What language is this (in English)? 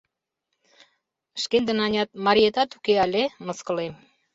Mari